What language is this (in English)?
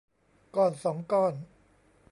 Thai